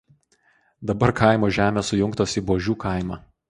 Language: Lithuanian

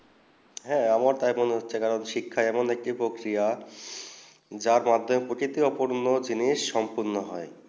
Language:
Bangla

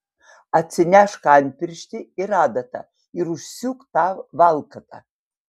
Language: Lithuanian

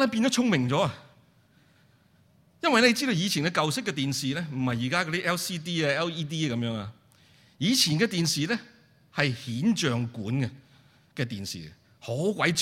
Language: Chinese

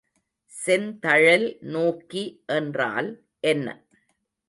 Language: Tamil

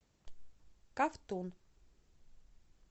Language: Russian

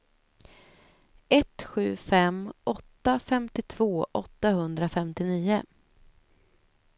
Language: Swedish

